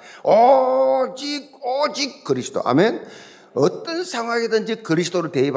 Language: Korean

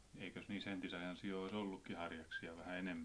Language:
Finnish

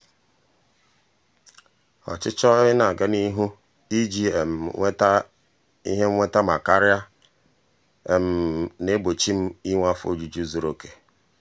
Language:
Igbo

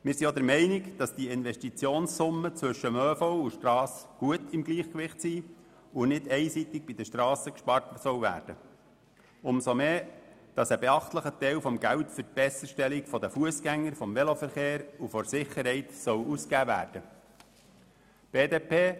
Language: Swiss German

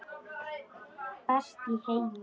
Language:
Icelandic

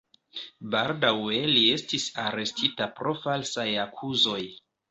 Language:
Esperanto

